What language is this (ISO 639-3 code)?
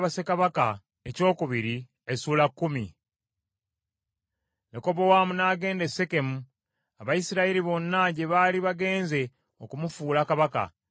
lug